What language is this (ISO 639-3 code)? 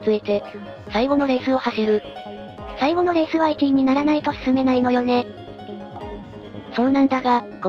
jpn